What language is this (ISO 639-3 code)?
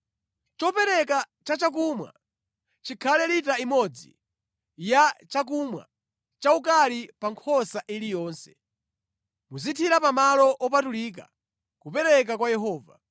nya